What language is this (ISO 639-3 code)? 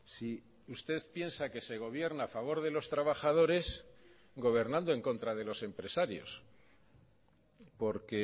spa